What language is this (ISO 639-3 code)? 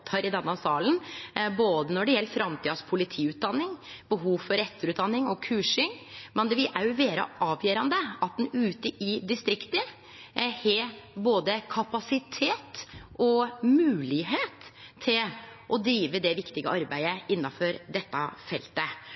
nno